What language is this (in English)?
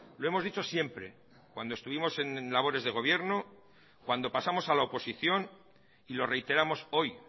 Spanish